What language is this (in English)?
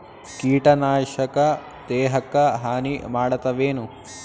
Kannada